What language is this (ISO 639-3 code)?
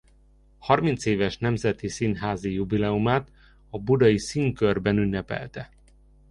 hun